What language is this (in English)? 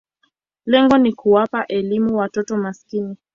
Swahili